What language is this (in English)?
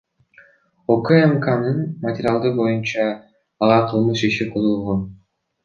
Kyrgyz